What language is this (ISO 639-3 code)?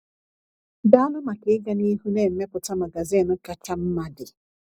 ibo